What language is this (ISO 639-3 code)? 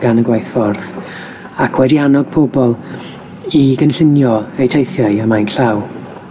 cym